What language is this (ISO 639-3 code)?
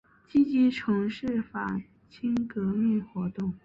zho